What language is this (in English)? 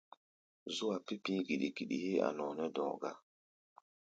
Gbaya